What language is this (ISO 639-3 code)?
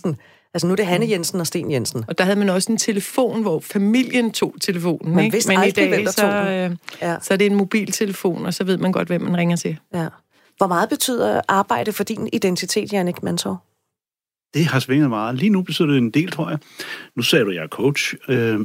dan